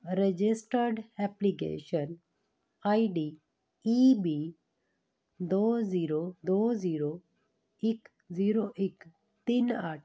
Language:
Punjabi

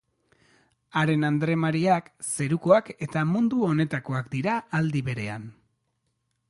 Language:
Basque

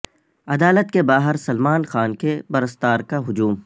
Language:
Urdu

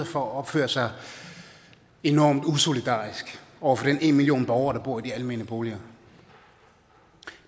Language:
Danish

